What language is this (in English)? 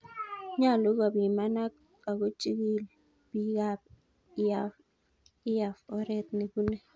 Kalenjin